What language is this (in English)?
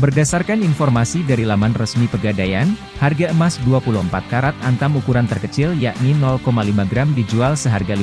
Indonesian